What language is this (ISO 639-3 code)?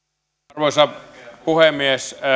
fin